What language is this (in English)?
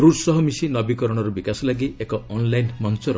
Odia